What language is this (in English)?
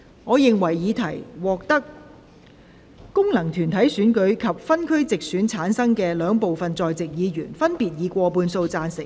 Cantonese